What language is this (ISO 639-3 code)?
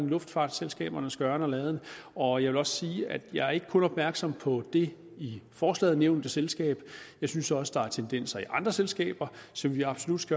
dan